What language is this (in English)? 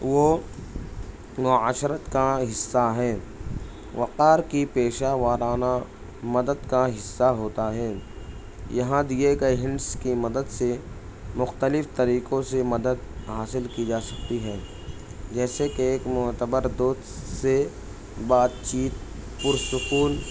Urdu